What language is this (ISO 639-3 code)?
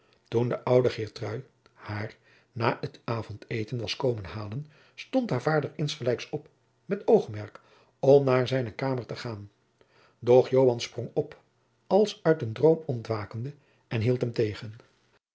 nld